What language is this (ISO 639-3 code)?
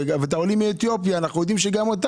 heb